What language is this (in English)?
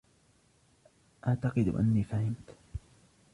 Arabic